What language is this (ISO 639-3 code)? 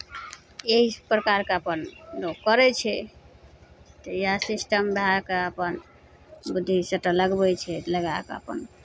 mai